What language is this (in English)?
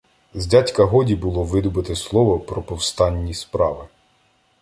Ukrainian